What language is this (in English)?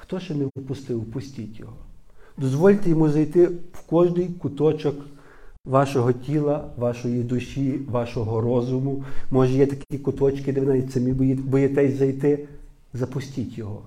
Ukrainian